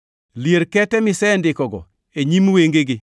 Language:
Luo (Kenya and Tanzania)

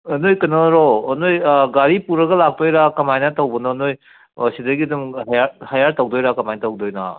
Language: Manipuri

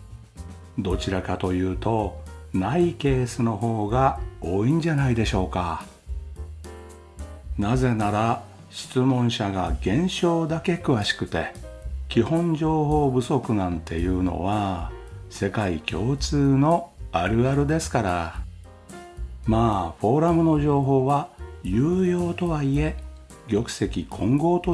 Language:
Japanese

